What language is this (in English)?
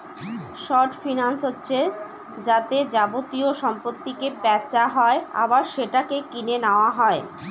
Bangla